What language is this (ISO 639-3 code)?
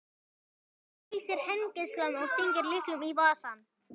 isl